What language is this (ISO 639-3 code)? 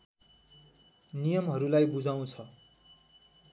nep